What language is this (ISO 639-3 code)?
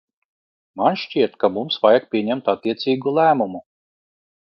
lav